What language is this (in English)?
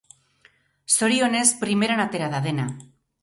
Basque